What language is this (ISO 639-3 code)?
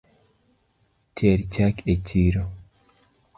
luo